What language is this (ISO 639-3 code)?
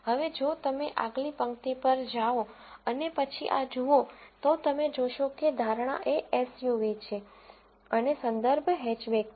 guj